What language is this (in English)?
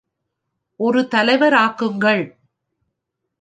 Tamil